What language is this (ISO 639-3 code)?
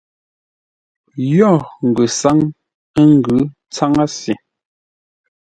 nla